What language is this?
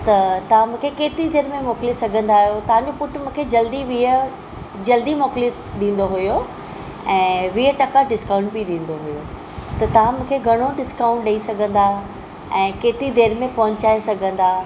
Sindhi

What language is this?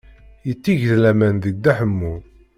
Kabyle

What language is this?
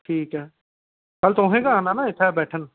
Dogri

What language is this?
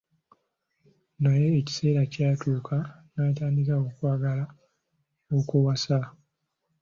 Ganda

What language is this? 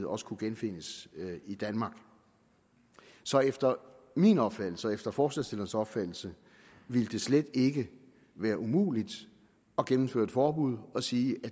Danish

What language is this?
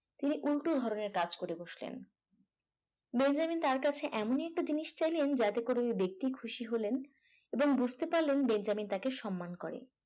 Bangla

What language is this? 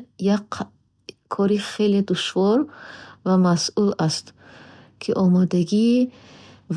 Bukharic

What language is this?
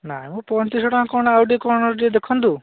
Odia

